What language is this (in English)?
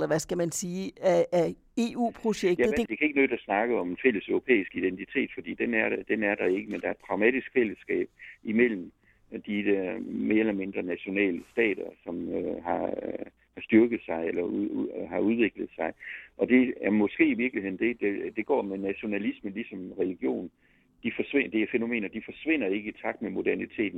Danish